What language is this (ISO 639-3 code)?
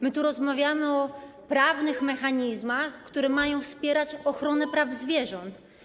pol